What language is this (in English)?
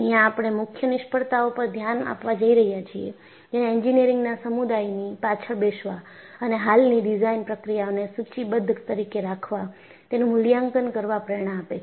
Gujarati